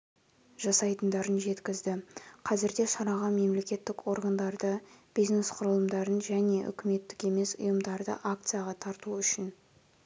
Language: Kazakh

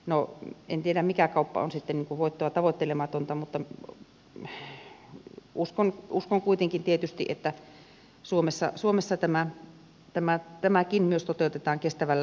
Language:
Finnish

